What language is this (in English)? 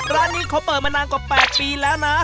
Thai